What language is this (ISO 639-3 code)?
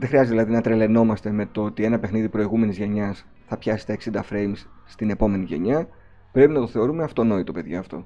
ell